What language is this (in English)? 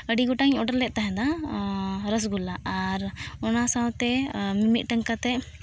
Santali